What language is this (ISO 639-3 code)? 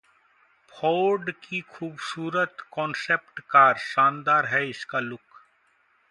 hin